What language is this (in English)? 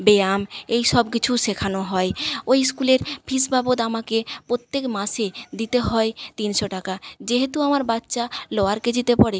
Bangla